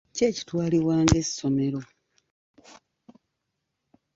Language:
Ganda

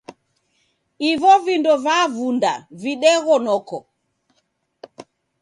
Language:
Taita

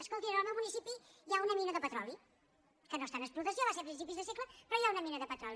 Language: Catalan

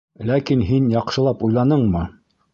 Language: Bashkir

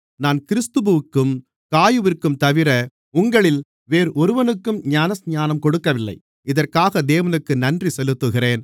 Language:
Tamil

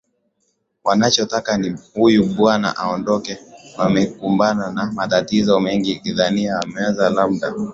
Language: Swahili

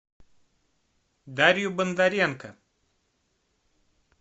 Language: Russian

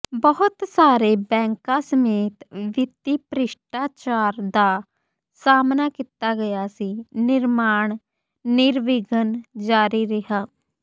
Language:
Punjabi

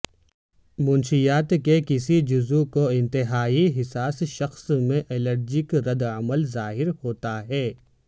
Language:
Urdu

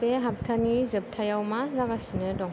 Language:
Bodo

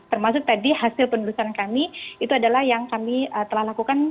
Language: Indonesian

